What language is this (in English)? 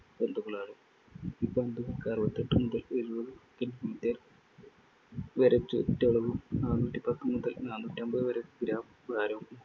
Malayalam